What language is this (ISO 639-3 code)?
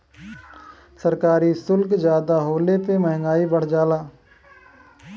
bho